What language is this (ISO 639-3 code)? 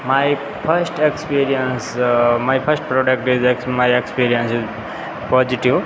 hin